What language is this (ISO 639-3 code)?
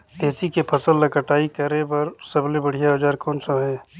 hne